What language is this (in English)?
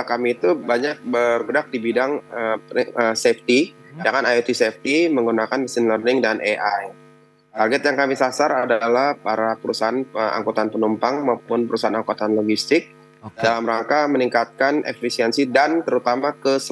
Indonesian